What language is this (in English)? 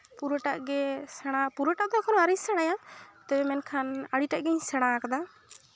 Santali